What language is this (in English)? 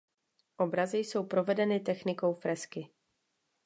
Czech